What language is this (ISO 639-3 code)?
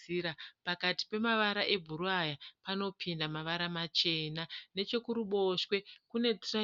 sna